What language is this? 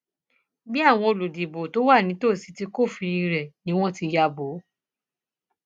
Yoruba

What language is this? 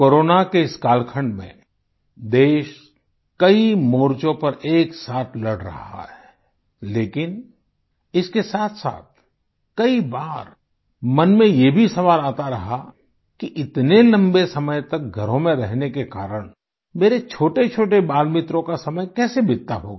Hindi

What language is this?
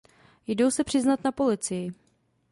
Czech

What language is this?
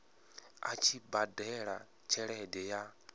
Venda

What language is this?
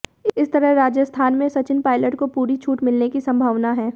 Hindi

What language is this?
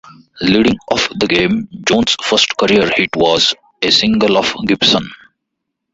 English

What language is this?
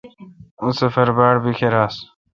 Kalkoti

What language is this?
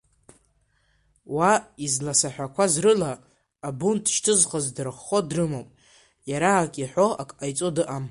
Abkhazian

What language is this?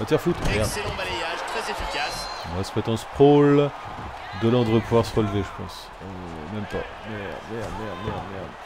French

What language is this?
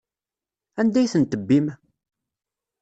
Kabyle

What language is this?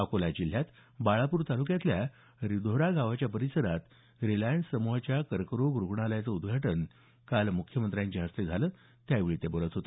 Marathi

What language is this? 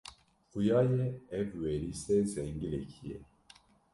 Kurdish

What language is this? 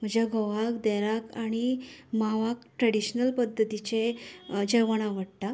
Konkani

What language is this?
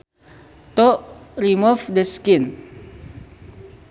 Sundanese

